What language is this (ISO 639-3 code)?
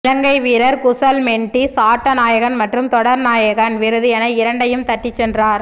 tam